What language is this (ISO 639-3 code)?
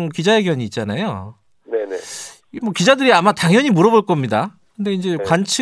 kor